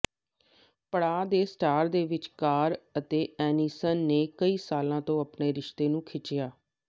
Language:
Punjabi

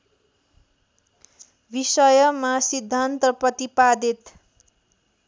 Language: Nepali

